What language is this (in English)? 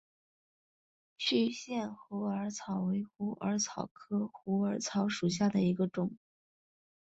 Chinese